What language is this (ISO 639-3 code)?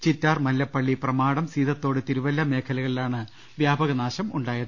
mal